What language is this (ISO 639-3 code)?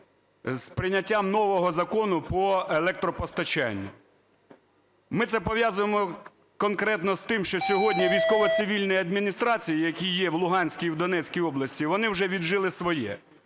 ukr